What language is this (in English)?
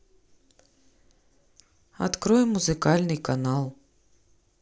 Russian